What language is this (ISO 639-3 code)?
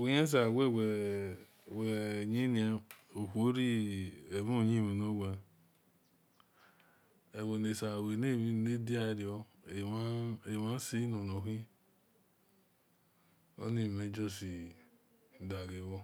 ish